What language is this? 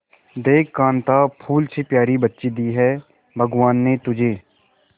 Hindi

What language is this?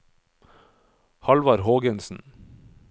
Norwegian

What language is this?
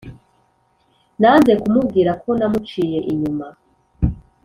Kinyarwanda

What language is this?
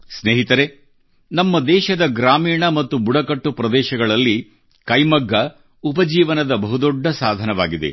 Kannada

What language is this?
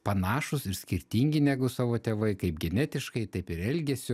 Lithuanian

